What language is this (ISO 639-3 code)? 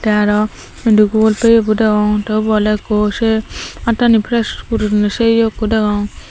ccp